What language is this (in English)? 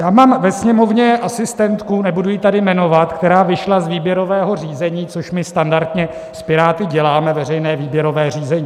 Czech